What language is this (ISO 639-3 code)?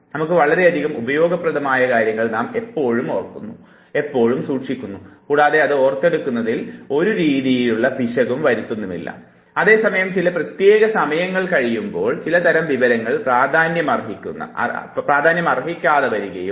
mal